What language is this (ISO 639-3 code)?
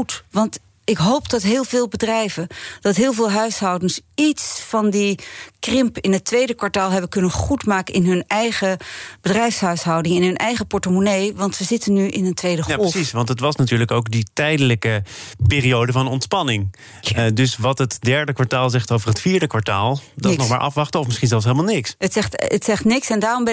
nld